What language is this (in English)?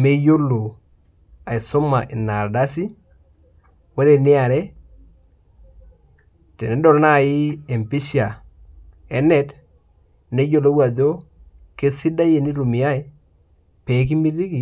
Masai